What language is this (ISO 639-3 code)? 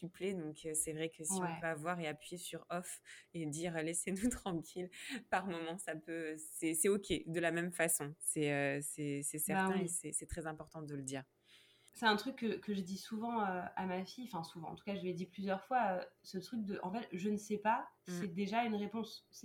fra